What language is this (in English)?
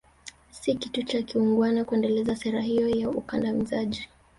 Swahili